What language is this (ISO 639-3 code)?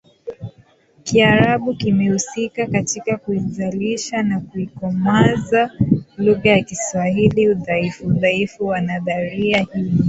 swa